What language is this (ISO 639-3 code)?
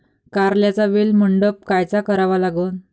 mar